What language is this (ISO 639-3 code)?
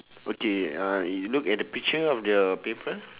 eng